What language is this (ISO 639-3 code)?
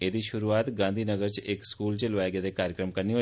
doi